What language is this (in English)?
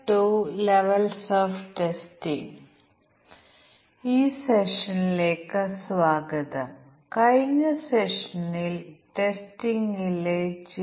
Malayalam